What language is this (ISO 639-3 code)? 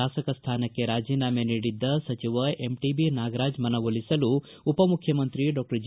kan